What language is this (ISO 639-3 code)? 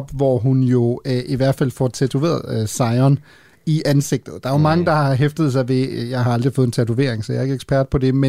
dan